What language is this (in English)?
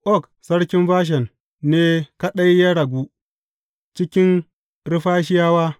Hausa